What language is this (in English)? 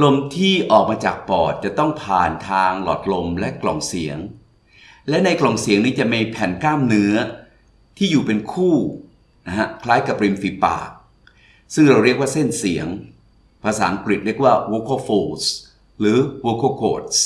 Thai